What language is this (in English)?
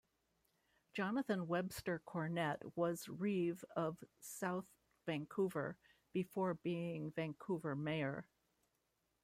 English